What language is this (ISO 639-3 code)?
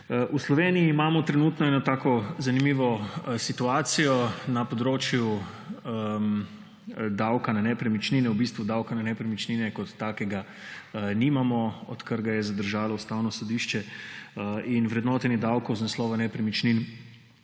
slv